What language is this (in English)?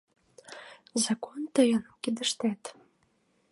Mari